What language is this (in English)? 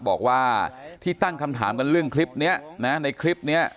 Thai